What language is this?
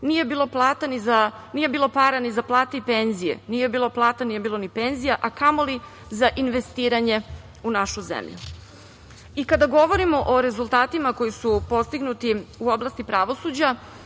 Serbian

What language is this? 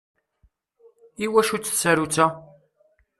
Kabyle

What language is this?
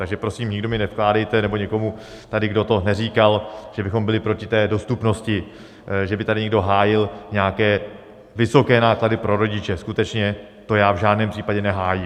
Czech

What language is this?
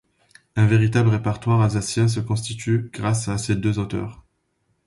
French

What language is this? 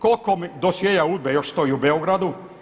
Croatian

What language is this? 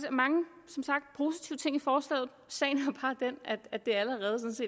Danish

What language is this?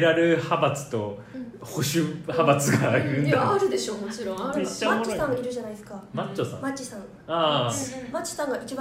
Japanese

